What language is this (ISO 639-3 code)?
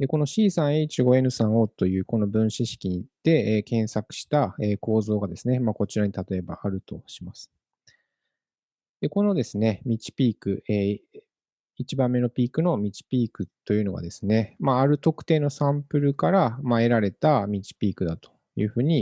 jpn